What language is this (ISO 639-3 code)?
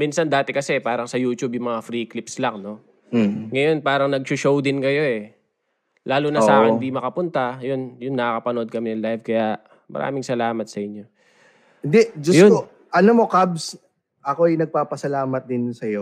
fil